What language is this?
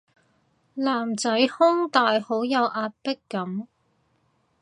Cantonese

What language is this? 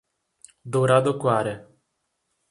Portuguese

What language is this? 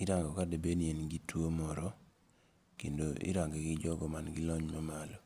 Luo (Kenya and Tanzania)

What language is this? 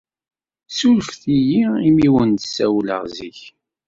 Kabyle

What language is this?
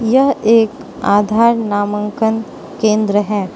Hindi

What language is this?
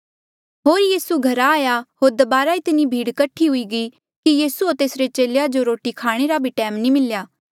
Mandeali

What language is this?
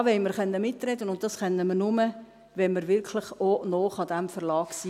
Swiss German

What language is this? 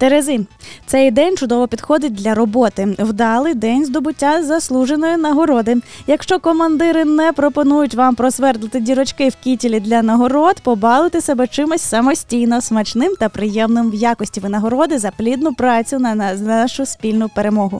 Ukrainian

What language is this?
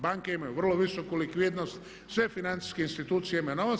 Croatian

